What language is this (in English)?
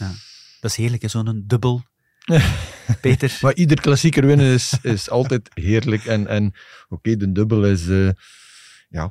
Dutch